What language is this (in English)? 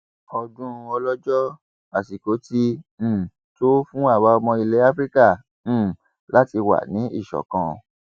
Yoruba